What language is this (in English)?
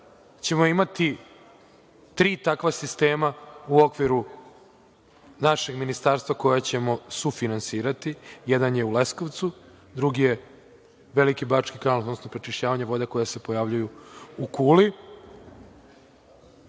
Serbian